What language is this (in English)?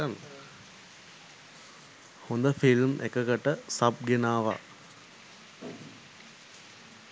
Sinhala